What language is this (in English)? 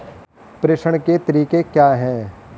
Hindi